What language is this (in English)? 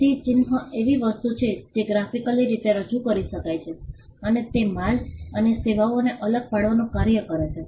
Gujarati